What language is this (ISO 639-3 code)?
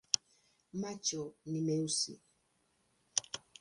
swa